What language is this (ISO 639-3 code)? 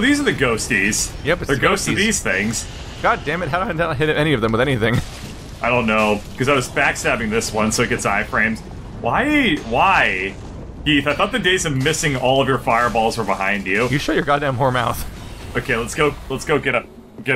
eng